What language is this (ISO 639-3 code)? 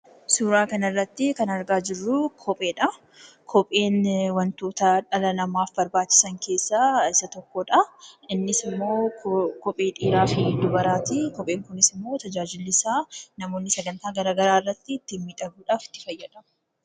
orm